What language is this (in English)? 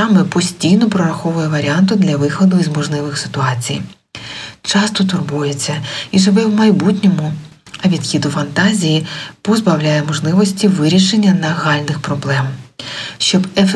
Ukrainian